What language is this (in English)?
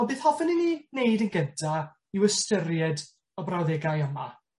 Welsh